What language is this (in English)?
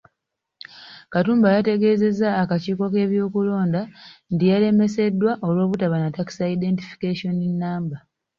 Ganda